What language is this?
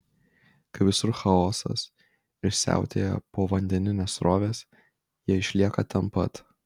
Lithuanian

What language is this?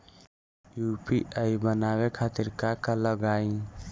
Bhojpuri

